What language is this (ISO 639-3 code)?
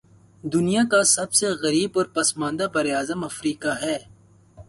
urd